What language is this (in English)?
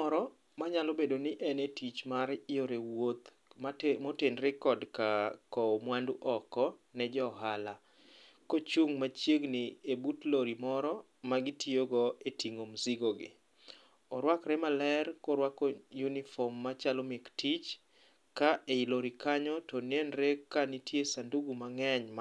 Luo (Kenya and Tanzania)